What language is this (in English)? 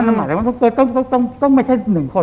Thai